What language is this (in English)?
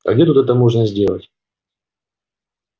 Russian